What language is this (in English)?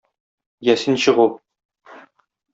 Tatar